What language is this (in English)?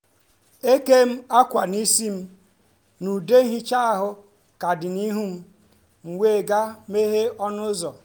Igbo